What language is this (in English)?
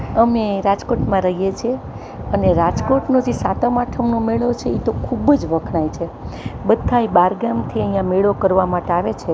Gujarati